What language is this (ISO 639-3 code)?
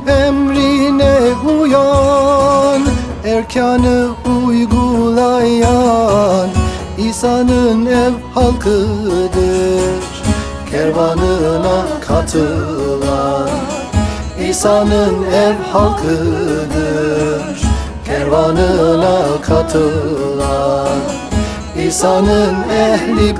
tur